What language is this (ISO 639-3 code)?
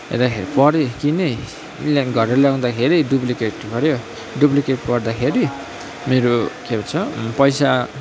nep